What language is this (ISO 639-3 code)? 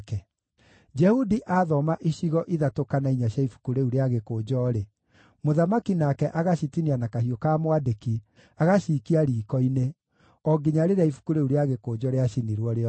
kik